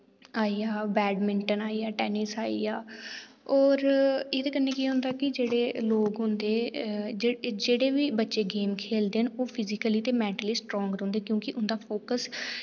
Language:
Dogri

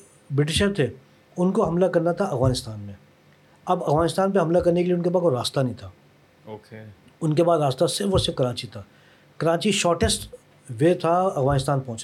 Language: Urdu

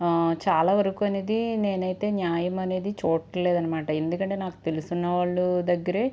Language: Telugu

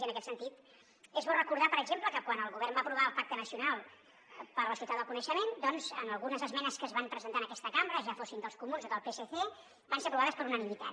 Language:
Catalan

